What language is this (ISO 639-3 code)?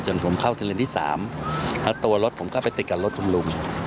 tha